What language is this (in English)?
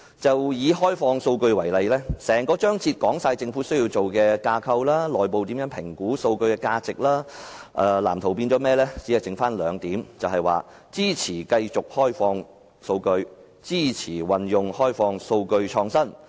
Cantonese